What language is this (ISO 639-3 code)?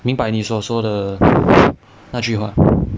eng